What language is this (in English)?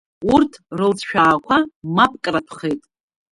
Abkhazian